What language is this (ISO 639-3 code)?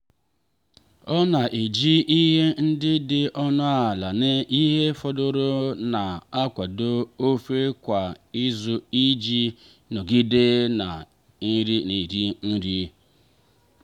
ibo